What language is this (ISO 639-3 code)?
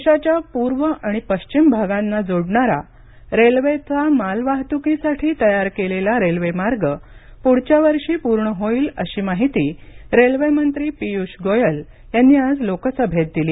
mar